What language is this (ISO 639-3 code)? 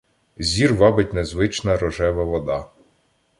ukr